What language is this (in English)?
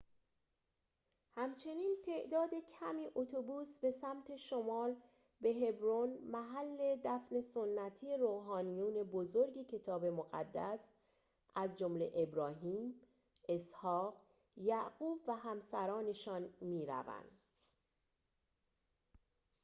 Persian